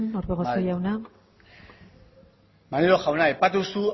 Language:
Basque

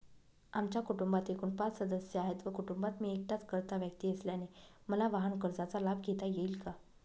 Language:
Marathi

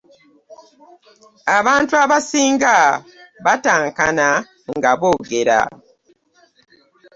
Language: Ganda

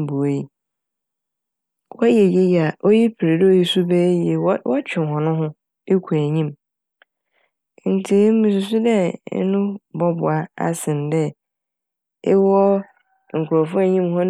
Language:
Akan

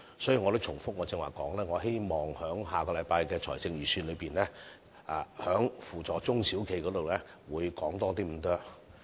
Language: Cantonese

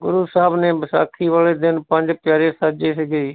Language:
Punjabi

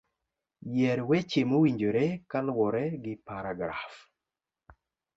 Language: Luo (Kenya and Tanzania)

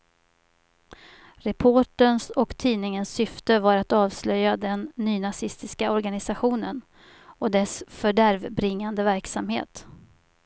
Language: Swedish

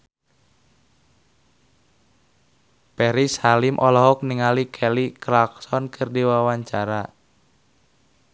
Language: Sundanese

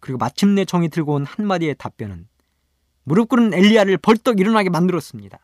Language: Korean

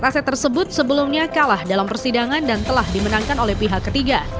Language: Indonesian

